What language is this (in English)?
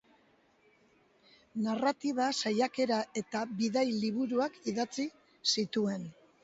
Basque